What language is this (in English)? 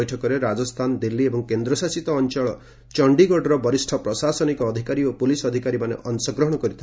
Odia